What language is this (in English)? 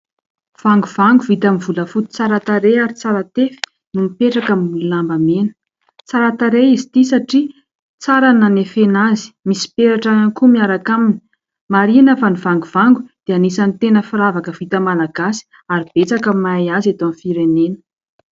Malagasy